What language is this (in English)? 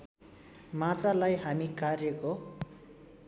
Nepali